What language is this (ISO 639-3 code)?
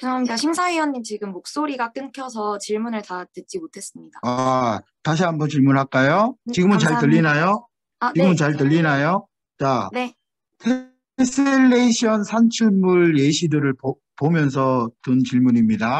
kor